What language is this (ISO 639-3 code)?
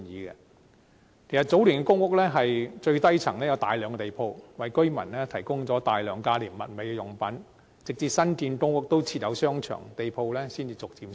yue